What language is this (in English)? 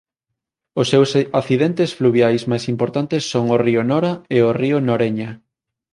Galician